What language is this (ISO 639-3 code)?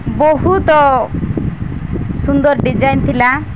ori